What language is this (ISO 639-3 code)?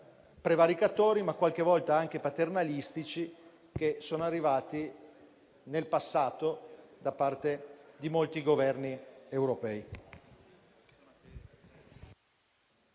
ita